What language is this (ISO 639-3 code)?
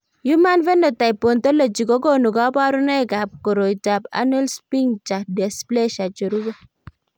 kln